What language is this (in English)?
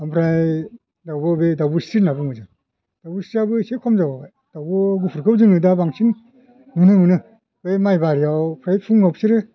Bodo